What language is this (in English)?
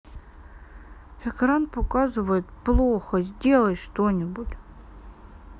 Russian